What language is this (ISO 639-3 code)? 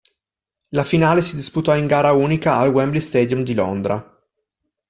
ita